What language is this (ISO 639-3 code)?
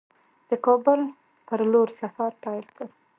pus